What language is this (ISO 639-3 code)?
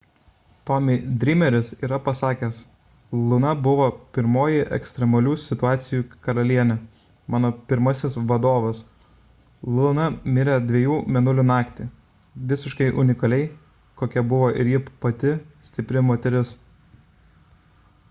lit